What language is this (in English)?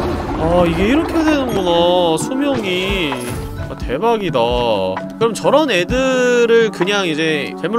Korean